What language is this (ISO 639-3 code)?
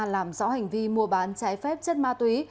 vie